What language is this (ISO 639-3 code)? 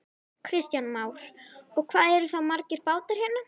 isl